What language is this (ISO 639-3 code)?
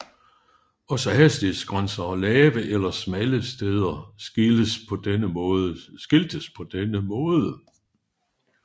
dan